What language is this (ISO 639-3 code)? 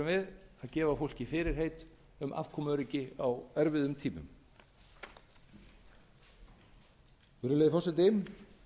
isl